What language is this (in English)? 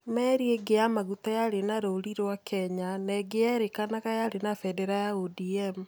Kikuyu